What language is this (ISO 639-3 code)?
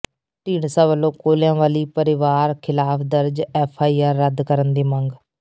pan